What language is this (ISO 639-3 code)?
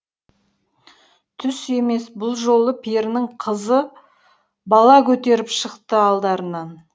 kaz